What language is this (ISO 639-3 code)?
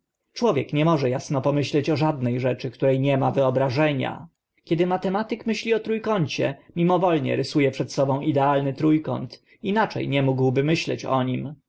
pol